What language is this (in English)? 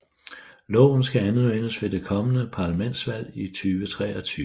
Danish